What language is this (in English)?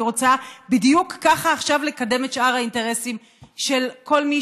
Hebrew